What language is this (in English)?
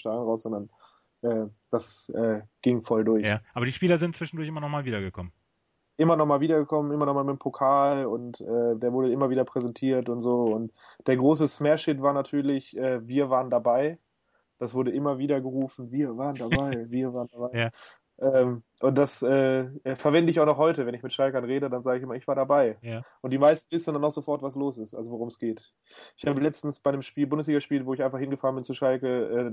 German